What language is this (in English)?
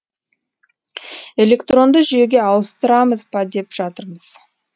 Kazakh